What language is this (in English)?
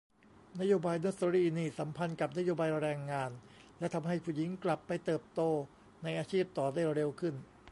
Thai